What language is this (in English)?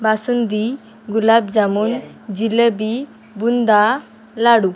Marathi